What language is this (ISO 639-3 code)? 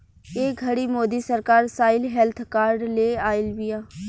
bho